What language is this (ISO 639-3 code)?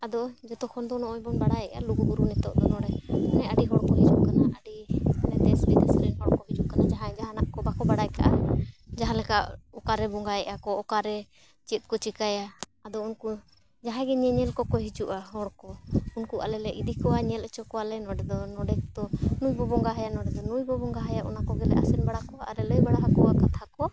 sat